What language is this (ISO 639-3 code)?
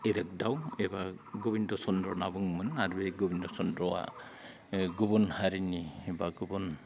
brx